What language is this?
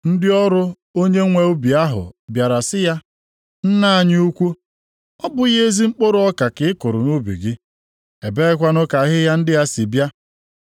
Igbo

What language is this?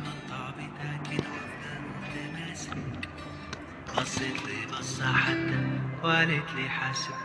Arabic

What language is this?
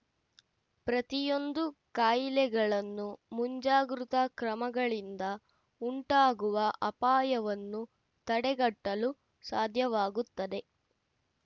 Kannada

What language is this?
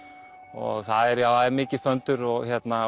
Icelandic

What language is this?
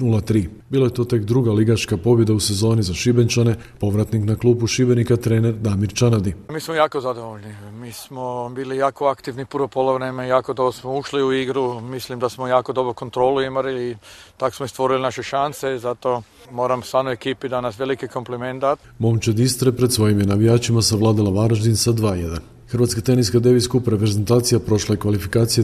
Croatian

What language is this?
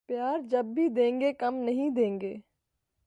Urdu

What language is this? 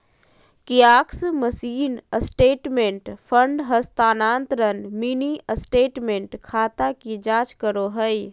Magahi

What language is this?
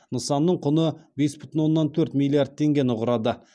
Kazakh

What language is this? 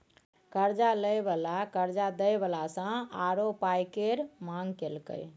Maithili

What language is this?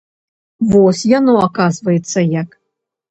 Belarusian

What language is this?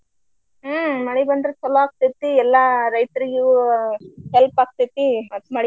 Kannada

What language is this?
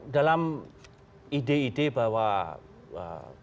Indonesian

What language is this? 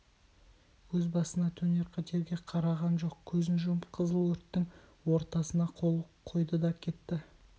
Kazakh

